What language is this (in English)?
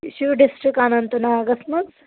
Kashmiri